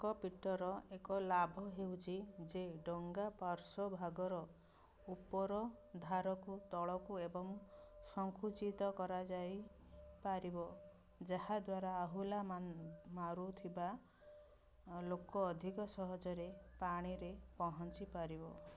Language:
Odia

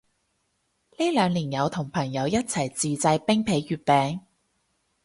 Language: Cantonese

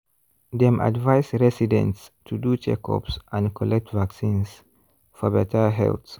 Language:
Nigerian Pidgin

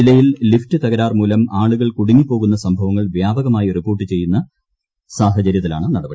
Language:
Malayalam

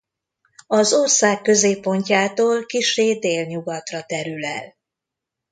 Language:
Hungarian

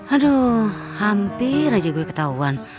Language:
Indonesian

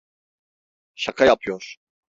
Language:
Turkish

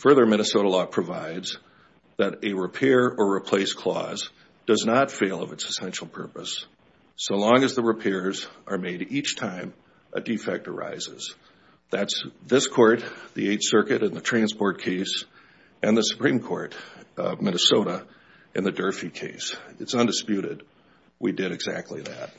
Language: English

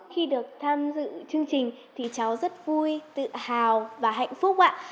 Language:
Vietnamese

